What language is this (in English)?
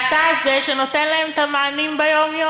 Hebrew